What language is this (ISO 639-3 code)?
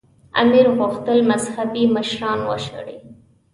pus